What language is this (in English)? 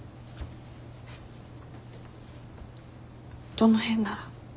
Japanese